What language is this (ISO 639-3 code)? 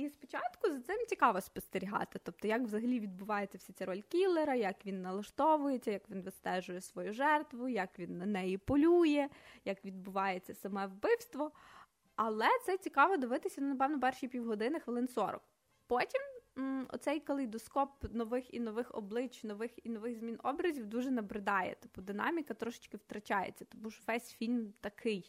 ukr